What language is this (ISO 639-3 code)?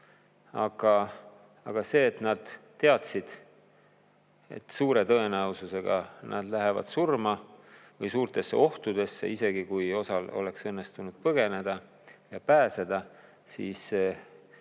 est